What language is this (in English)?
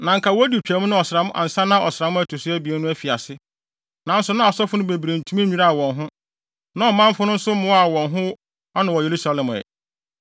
Akan